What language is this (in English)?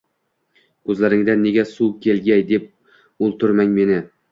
Uzbek